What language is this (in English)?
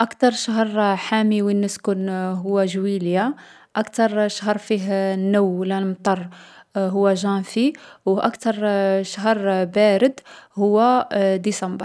Algerian Arabic